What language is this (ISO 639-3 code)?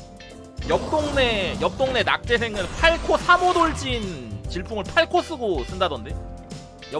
kor